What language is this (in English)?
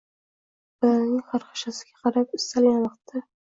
Uzbek